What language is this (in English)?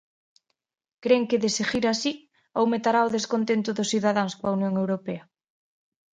Galician